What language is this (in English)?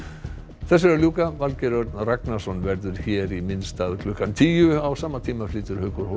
Icelandic